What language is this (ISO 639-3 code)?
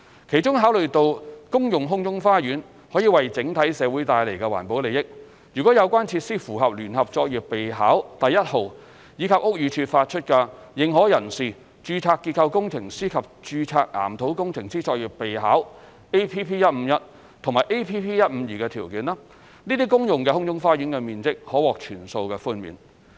yue